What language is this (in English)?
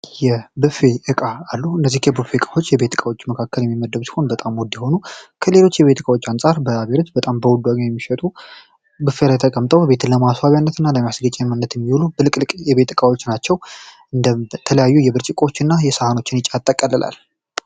Amharic